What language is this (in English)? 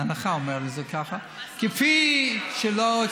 Hebrew